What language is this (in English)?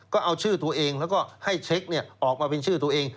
Thai